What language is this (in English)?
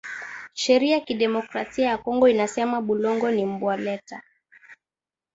Swahili